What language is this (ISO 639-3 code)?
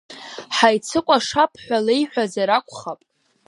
abk